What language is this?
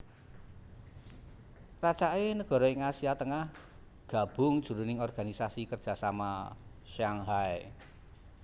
Javanese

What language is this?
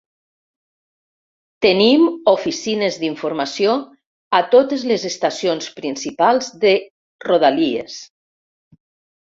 Catalan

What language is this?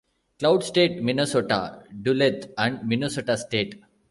English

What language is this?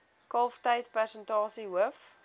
Afrikaans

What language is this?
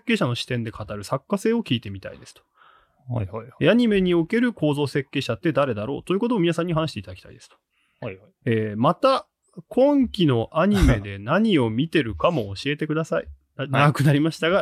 Japanese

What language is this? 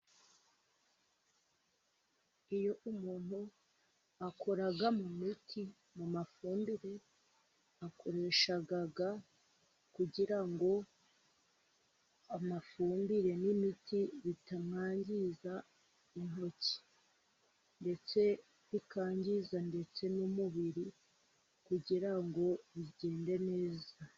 Kinyarwanda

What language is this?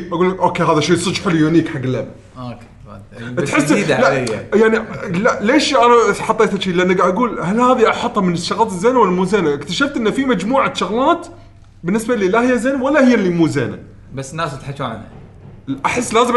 Arabic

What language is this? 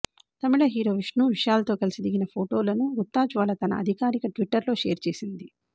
Telugu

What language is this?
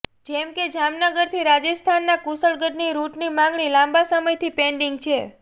Gujarati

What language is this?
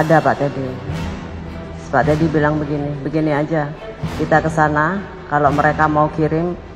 Indonesian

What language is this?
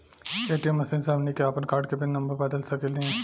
Bhojpuri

